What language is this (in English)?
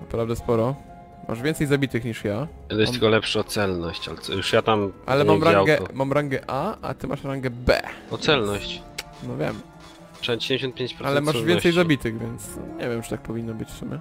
Polish